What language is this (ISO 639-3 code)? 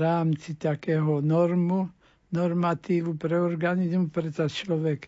slk